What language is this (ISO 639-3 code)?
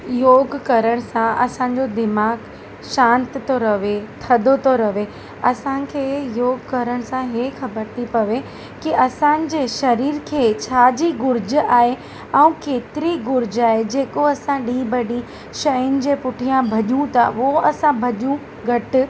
snd